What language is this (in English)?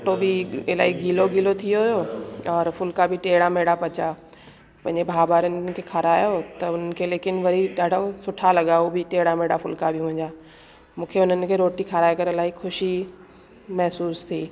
Sindhi